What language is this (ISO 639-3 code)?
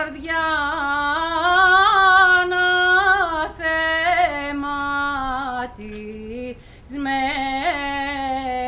ell